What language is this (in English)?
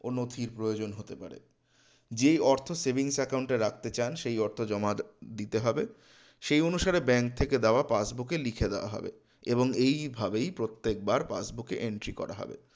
Bangla